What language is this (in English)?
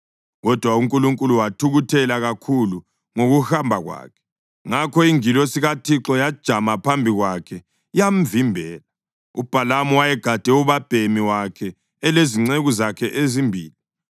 North Ndebele